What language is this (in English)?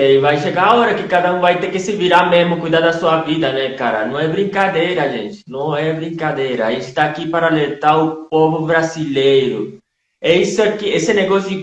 Portuguese